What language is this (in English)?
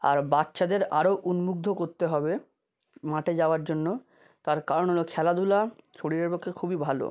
Bangla